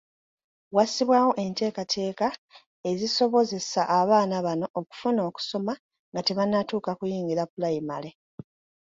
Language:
Ganda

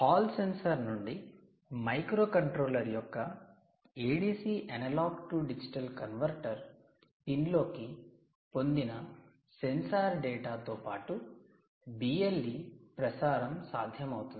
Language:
Telugu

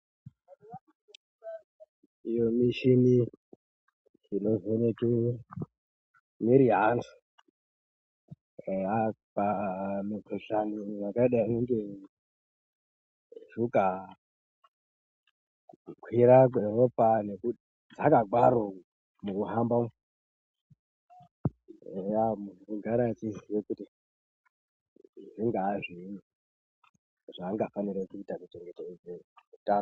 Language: Ndau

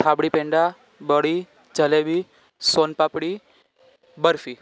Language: Gujarati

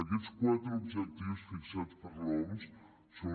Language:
Catalan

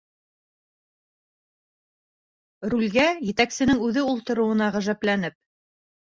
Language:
Bashkir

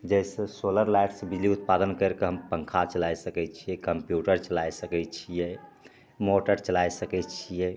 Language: Maithili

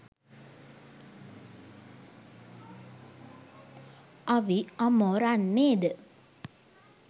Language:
Sinhala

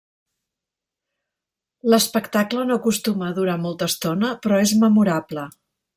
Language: Catalan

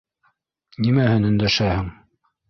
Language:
Bashkir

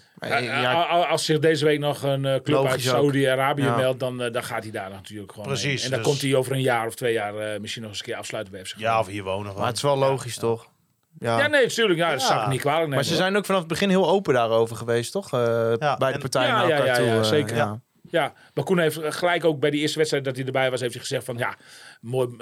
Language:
Dutch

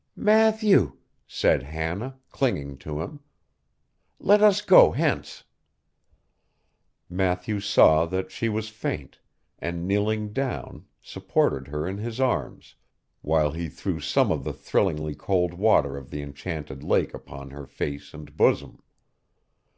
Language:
English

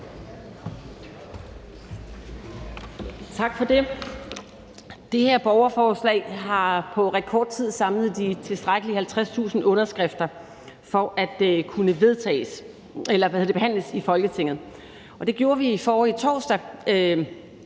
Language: Danish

